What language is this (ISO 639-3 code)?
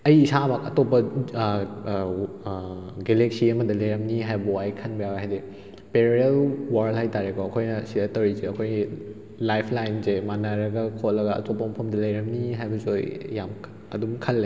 mni